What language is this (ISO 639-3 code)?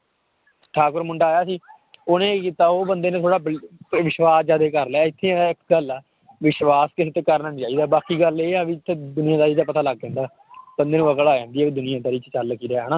pan